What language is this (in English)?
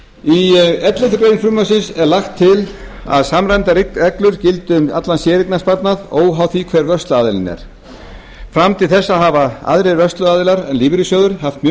Icelandic